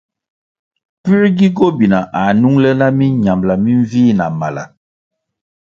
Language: Kwasio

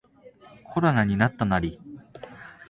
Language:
Japanese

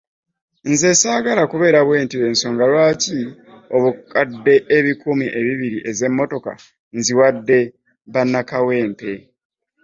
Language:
Ganda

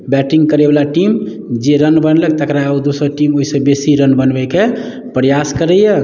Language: Maithili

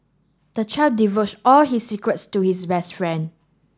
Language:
English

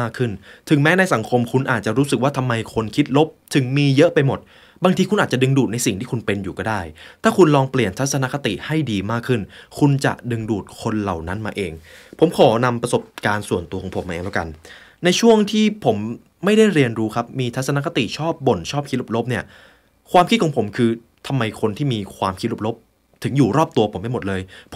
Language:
Thai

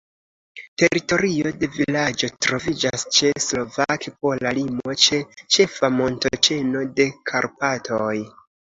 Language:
Esperanto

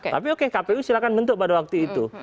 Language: Indonesian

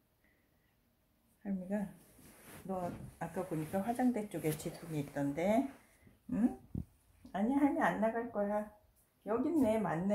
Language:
Korean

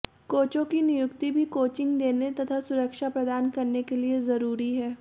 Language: Hindi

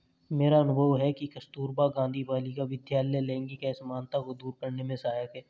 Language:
Hindi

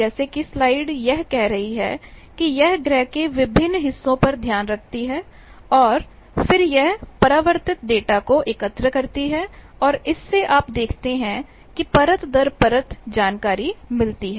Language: Hindi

